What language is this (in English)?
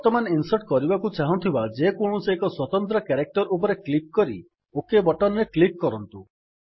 Odia